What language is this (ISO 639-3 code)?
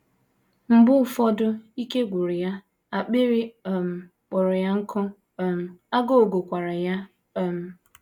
ibo